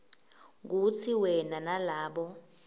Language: Swati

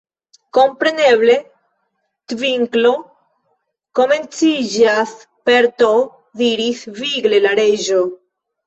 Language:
Esperanto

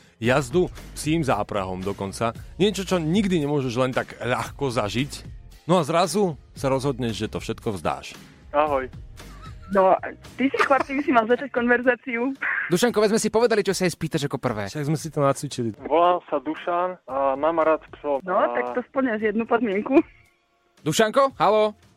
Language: Slovak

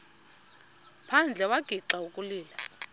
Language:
Xhosa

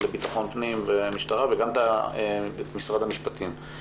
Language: Hebrew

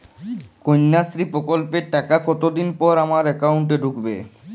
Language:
Bangla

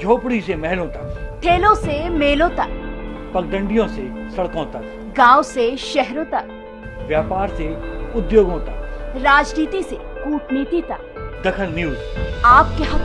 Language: Hindi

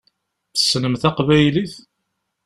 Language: Kabyle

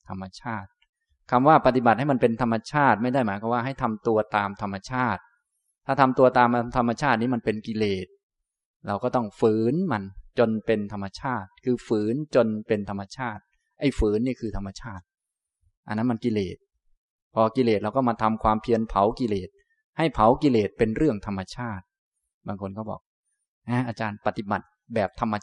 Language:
Thai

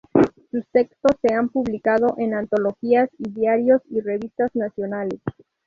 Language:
Spanish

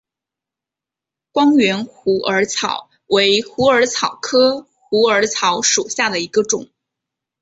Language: Chinese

